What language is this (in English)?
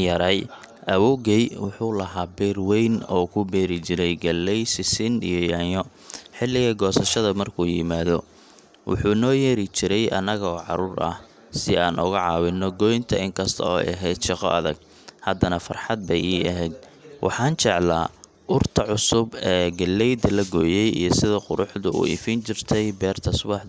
Somali